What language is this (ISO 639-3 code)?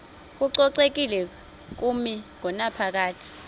xho